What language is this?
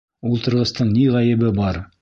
Bashkir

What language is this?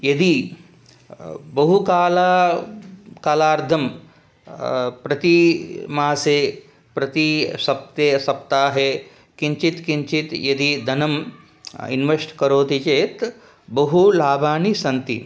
Sanskrit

